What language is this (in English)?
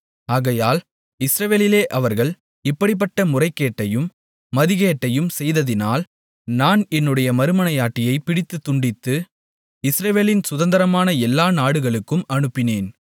Tamil